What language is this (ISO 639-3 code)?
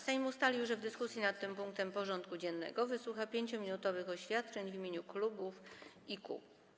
pol